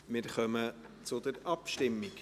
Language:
Swiss German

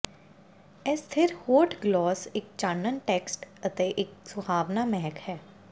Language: Punjabi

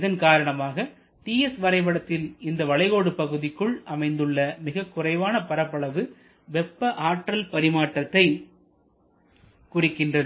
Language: Tamil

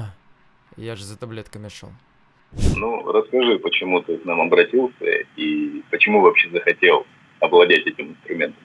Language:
Russian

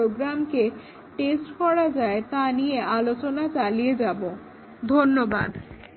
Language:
Bangla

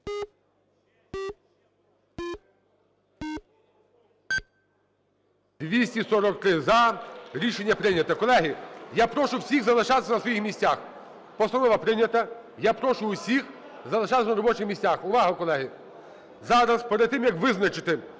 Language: Ukrainian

